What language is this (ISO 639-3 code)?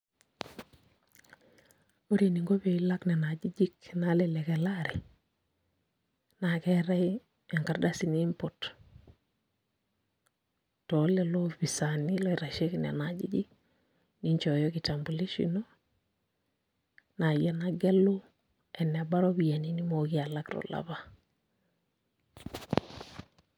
mas